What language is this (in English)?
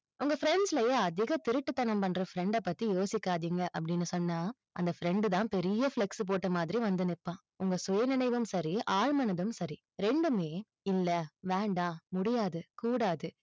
Tamil